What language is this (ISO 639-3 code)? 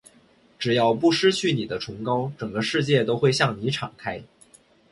zho